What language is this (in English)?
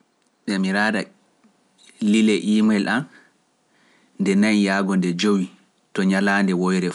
Pular